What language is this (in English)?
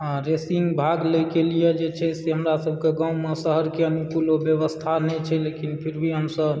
Maithili